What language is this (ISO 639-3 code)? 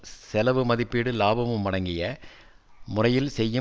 tam